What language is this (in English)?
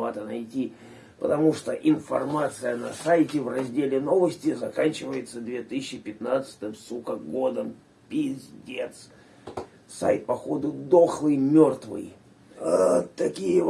Russian